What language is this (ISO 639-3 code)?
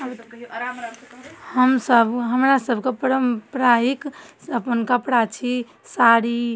mai